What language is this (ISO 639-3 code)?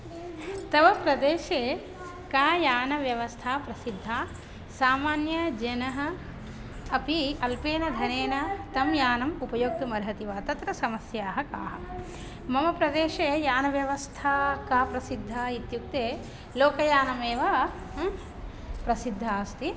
san